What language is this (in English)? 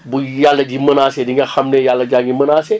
Wolof